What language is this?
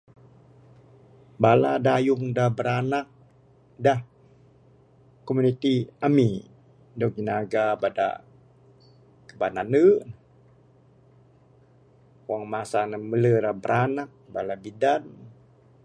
Bukar-Sadung Bidayuh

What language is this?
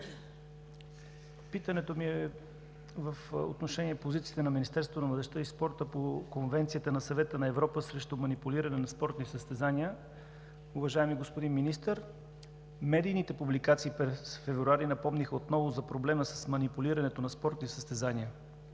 Bulgarian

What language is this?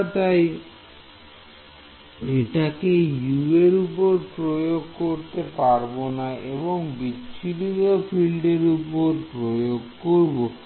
Bangla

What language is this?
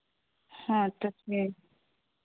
Santali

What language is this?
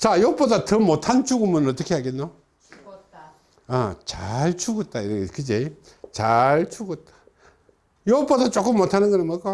Korean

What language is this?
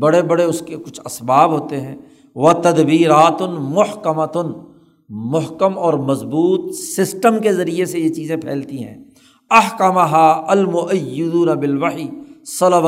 Urdu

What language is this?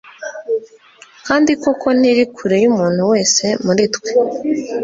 Kinyarwanda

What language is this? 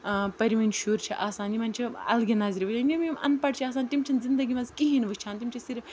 Kashmiri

